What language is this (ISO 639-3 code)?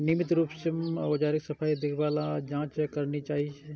mai